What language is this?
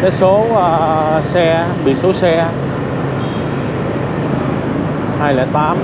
Vietnamese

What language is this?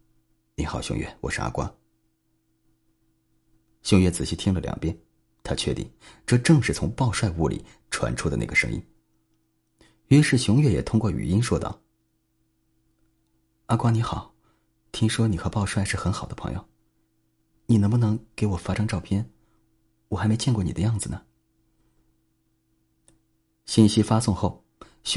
Chinese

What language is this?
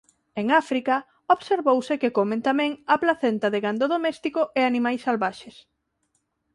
Galician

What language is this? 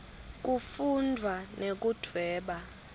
Swati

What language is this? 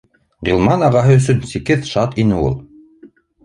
Bashkir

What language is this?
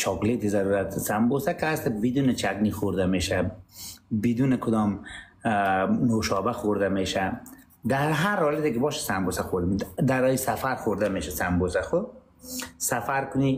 Persian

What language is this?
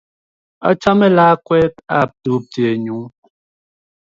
Kalenjin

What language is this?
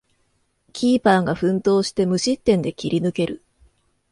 Japanese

